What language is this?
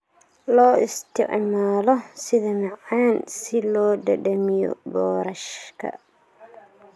Somali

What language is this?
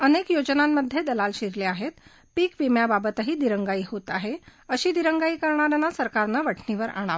Marathi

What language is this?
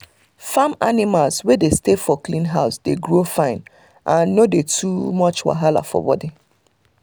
Nigerian Pidgin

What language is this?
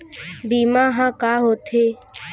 Chhattisgarhi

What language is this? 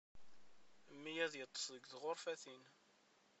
Kabyle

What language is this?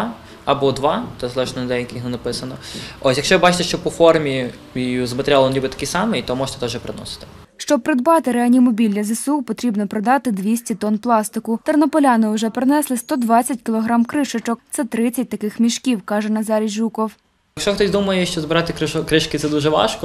Ukrainian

